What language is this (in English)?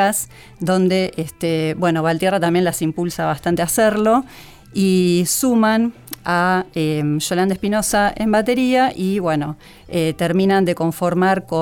Spanish